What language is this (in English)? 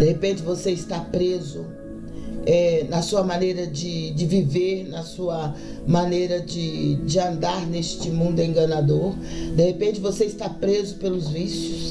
Portuguese